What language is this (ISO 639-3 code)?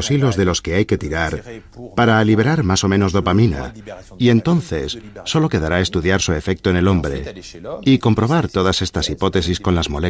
spa